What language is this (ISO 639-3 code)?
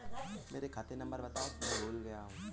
hin